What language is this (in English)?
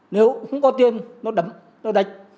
Vietnamese